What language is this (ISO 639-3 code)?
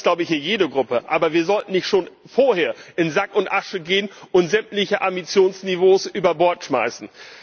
deu